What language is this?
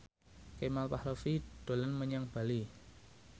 Javanese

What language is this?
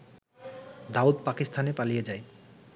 Bangla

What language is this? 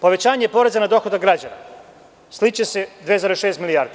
Serbian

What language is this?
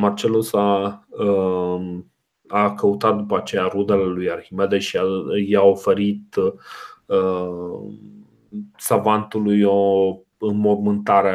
Romanian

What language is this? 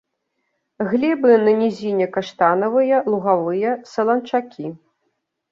Belarusian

